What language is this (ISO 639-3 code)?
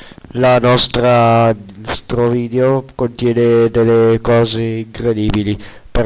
ita